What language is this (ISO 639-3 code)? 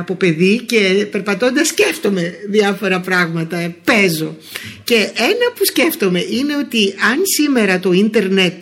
ell